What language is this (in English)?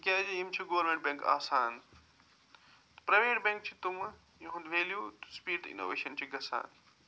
Kashmiri